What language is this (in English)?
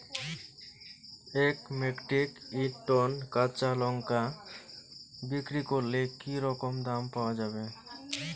Bangla